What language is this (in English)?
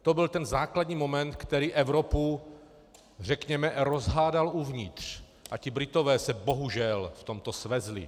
Czech